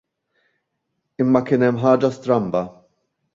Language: Maltese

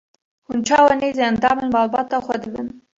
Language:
Kurdish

